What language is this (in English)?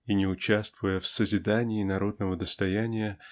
Russian